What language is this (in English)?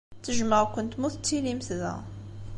Kabyle